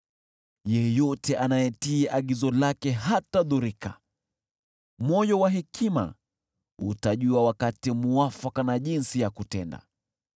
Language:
Swahili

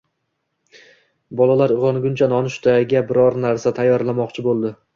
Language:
Uzbek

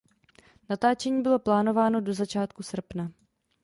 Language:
Czech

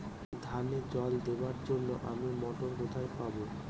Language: Bangla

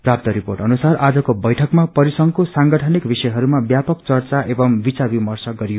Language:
Nepali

